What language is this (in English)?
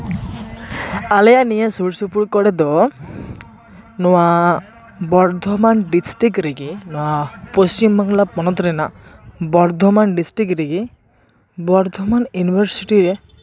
Santali